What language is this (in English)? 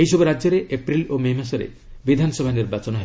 Odia